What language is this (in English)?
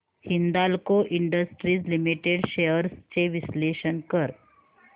Marathi